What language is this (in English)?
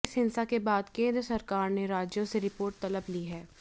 Hindi